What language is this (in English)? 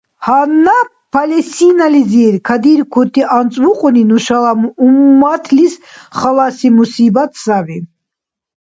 Dargwa